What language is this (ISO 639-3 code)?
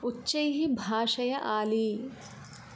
san